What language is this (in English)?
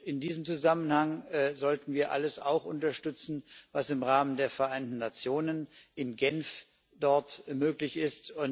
German